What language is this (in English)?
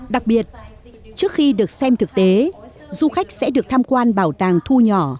Vietnamese